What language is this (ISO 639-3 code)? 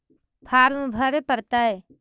mag